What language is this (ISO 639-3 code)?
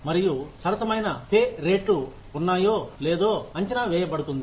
tel